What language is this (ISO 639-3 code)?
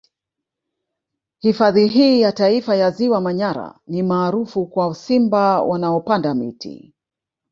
swa